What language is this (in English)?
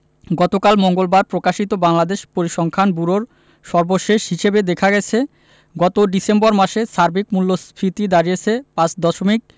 Bangla